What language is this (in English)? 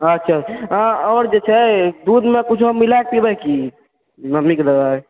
Maithili